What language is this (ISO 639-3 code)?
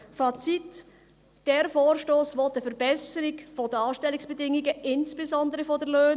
gsw